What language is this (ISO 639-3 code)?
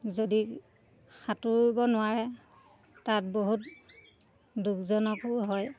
asm